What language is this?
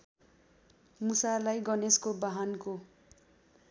Nepali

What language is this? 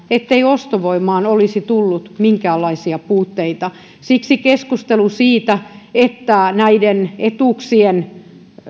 Finnish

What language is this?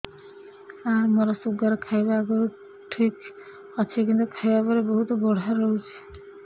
Odia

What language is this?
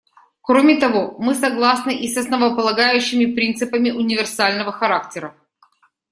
Russian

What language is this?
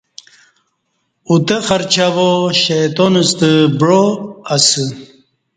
Kati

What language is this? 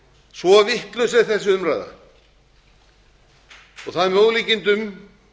Icelandic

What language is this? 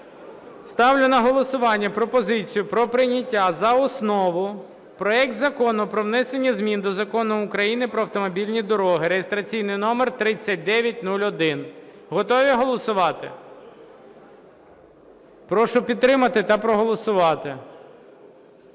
Ukrainian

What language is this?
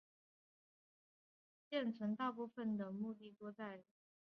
Chinese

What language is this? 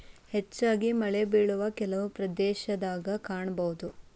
Kannada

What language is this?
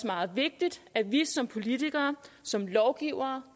Danish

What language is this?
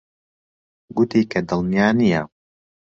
Central Kurdish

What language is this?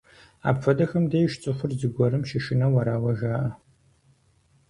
Kabardian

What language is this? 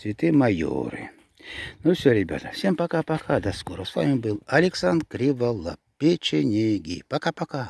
Russian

